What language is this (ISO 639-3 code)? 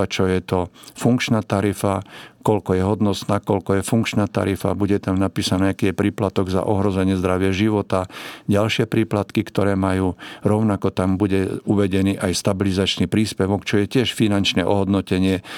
slk